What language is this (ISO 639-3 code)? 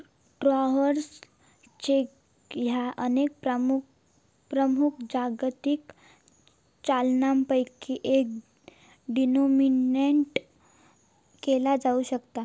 mar